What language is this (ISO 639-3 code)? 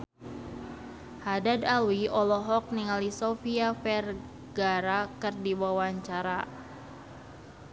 sun